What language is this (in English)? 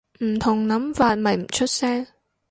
Cantonese